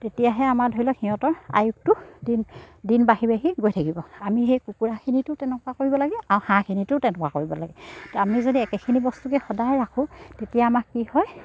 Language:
Assamese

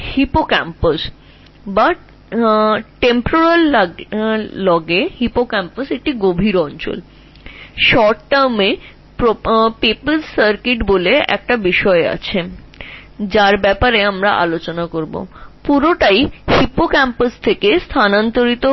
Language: Bangla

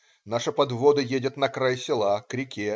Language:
Russian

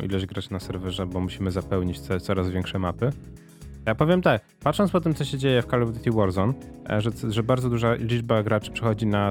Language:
Polish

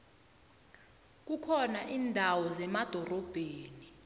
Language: South Ndebele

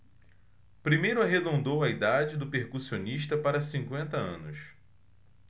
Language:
Portuguese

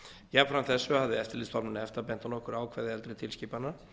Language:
Icelandic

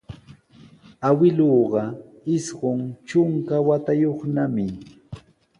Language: Sihuas Ancash Quechua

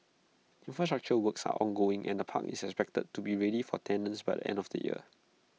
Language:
English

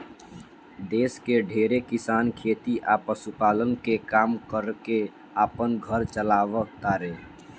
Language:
Bhojpuri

